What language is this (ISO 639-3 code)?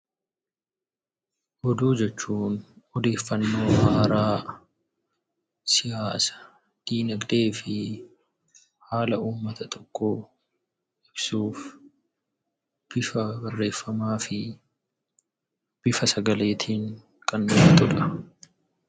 orm